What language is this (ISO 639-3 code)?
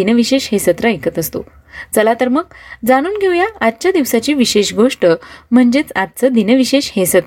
mar